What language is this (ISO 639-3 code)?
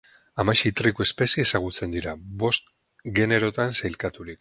eus